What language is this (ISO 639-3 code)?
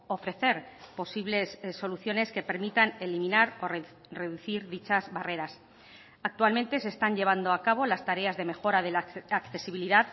spa